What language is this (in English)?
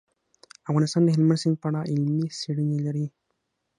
Pashto